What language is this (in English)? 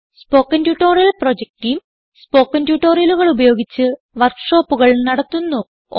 Malayalam